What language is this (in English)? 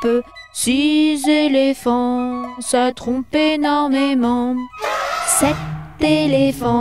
French